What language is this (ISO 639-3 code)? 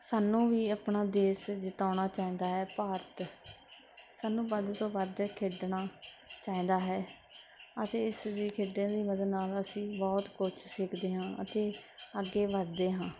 pan